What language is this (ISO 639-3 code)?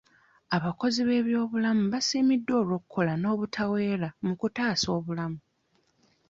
lug